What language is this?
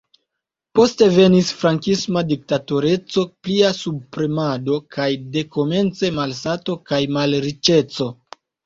Esperanto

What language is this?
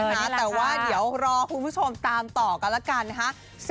Thai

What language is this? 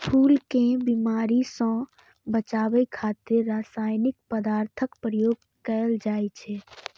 Maithili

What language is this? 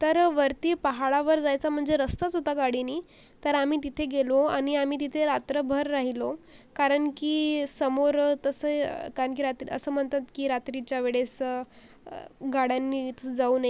Marathi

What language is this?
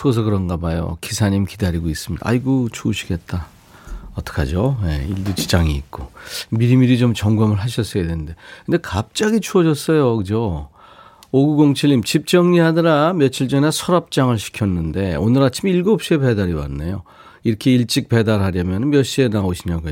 Korean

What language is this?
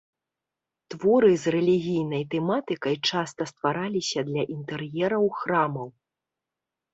Belarusian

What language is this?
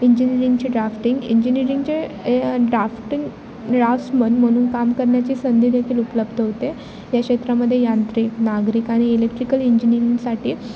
Marathi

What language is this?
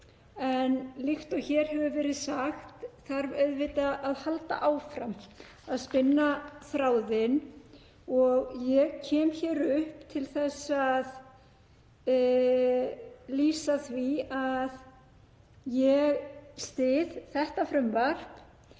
Icelandic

